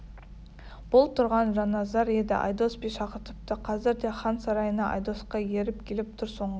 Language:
Kazakh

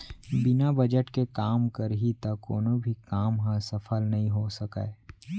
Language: Chhattisgarhi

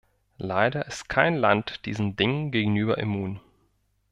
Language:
German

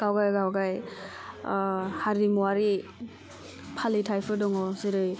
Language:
Bodo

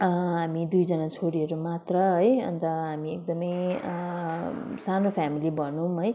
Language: Nepali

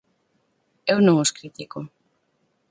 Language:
Galician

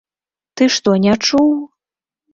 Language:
Belarusian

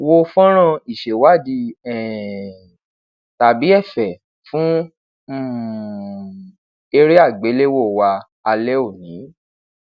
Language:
Yoruba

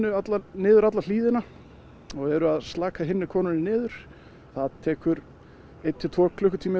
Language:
Icelandic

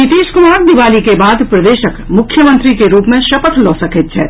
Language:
Maithili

